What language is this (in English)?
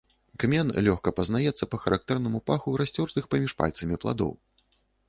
Belarusian